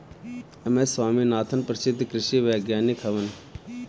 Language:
Bhojpuri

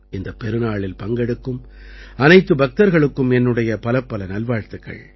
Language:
Tamil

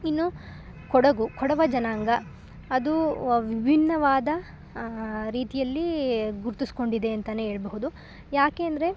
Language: Kannada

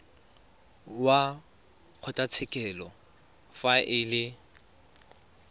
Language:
Tswana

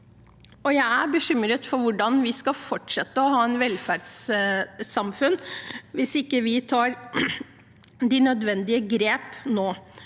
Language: Norwegian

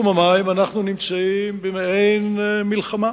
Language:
Hebrew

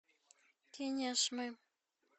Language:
Russian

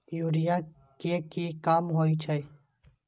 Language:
Maithili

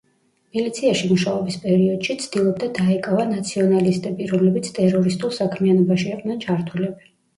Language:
Georgian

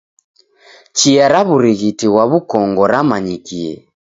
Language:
Taita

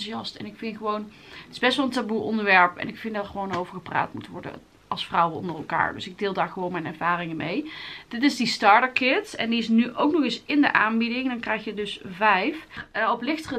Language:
Dutch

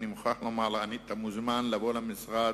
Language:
Hebrew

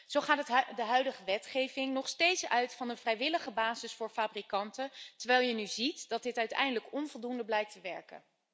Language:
Dutch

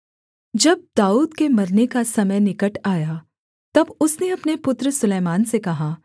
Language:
Hindi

